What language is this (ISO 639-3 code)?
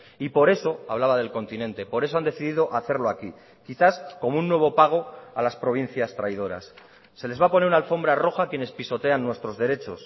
spa